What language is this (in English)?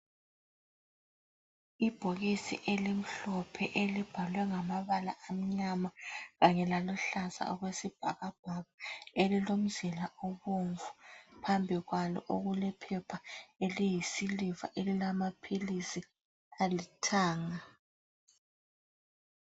North Ndebele